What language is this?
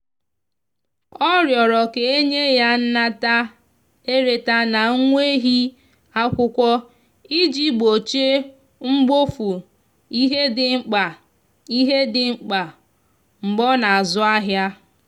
Igbo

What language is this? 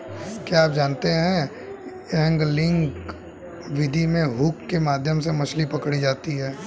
Hindi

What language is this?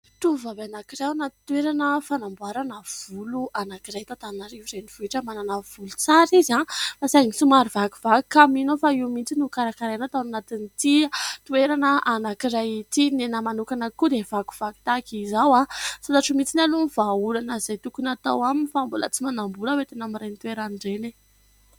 Malagasy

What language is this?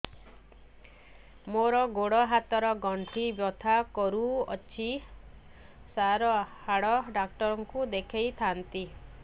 Odia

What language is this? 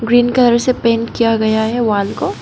Hindi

